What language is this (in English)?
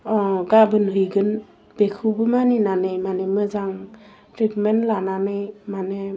Bodo